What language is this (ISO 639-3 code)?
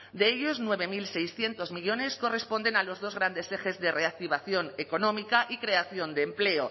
spa